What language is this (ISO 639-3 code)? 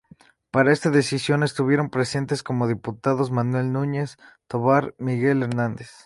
spa